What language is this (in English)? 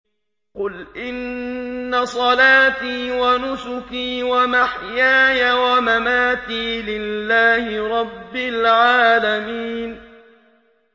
Arabic